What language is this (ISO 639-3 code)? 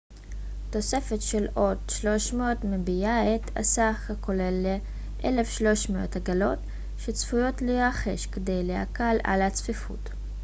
heb